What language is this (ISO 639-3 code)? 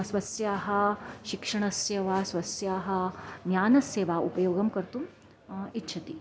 san